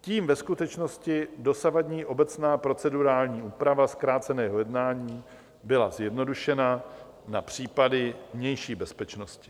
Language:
Czech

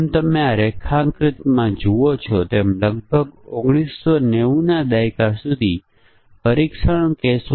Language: Gujarati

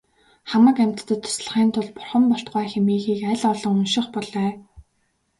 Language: Mongolian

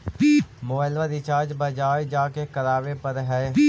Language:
Magahi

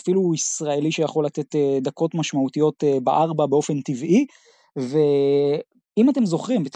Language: Hebrew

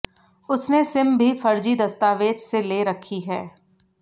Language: Hindi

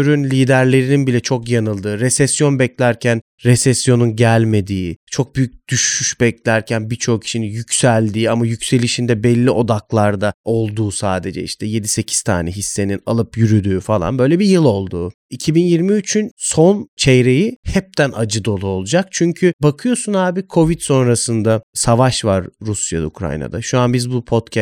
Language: Turkish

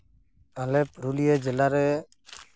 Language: Santali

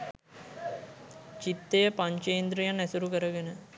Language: Sinhala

